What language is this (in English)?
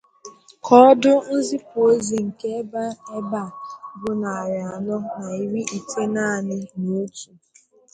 Igbo